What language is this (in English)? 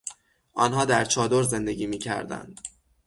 Persian